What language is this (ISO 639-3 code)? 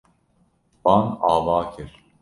kur